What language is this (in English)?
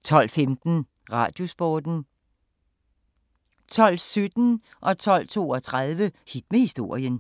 Danish